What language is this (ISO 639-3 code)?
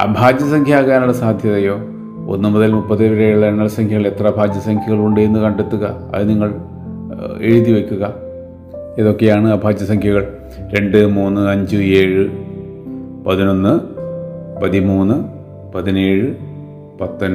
mal